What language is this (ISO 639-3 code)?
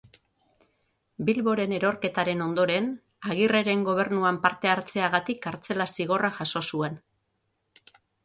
eus